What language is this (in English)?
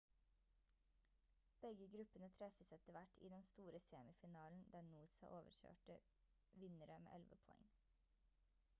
Norwegian Bokmål